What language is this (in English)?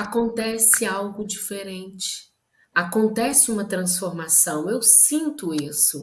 Portuguese